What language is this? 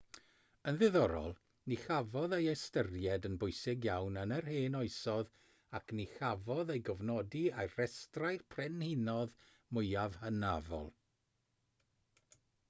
Welsh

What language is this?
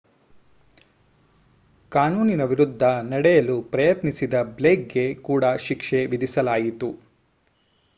Kannada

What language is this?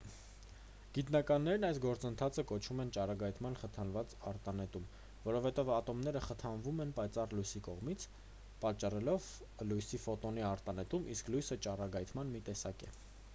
Armenian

